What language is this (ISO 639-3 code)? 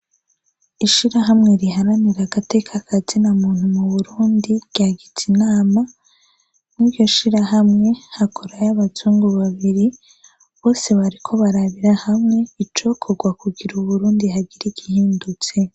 run